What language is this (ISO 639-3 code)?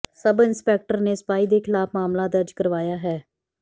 pan